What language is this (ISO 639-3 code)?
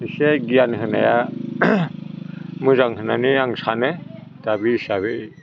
brx